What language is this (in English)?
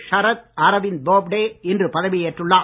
Tamil